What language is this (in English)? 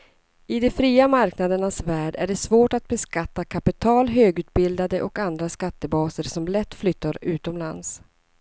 Swedish